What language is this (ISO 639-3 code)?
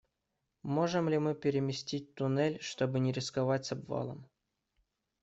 rus